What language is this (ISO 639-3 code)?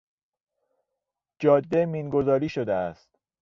fas